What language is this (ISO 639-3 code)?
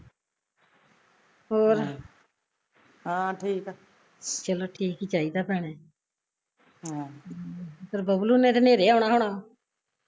pan